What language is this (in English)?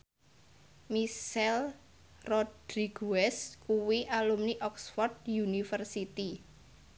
Javanese